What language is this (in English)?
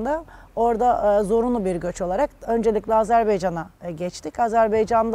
Turkish